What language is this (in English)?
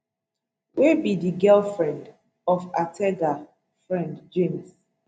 Nigerian Pidgin